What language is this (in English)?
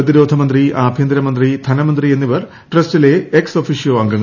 Malayalam